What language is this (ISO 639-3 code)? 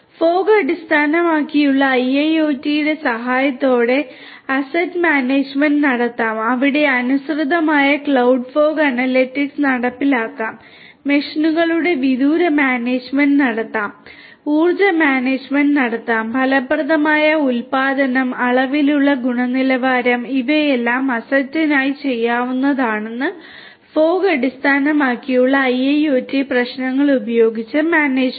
mal